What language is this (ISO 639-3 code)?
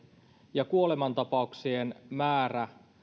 fin